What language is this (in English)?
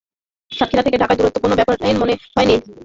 Bangla